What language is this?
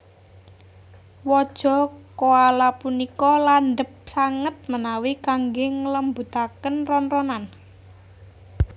Javanese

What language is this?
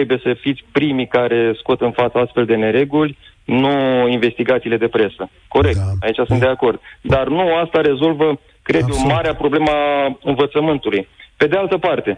Romanian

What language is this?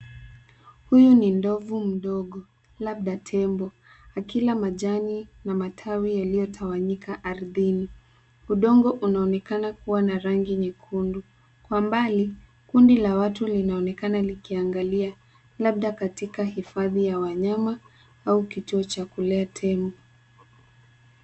Swahili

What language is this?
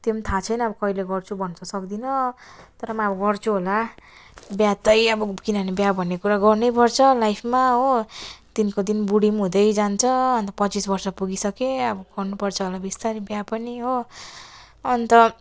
Nepali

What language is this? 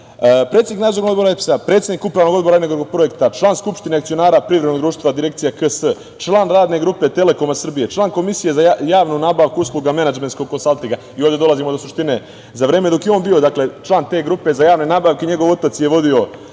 Serbian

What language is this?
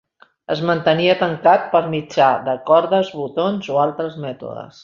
Catalan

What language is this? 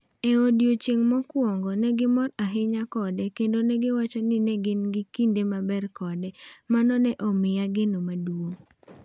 Luo (Kenya and Tanzania)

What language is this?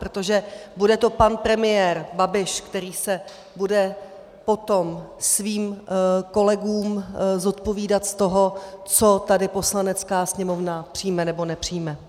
Czech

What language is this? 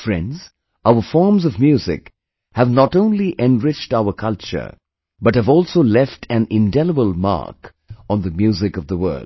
English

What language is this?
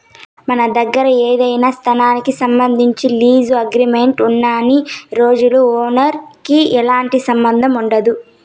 Telugu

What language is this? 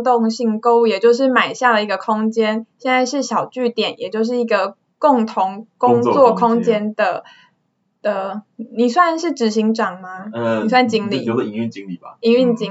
Chinese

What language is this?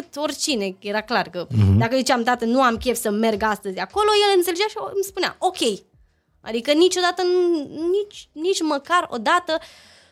Romanian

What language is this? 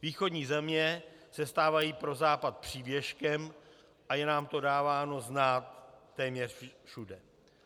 Czech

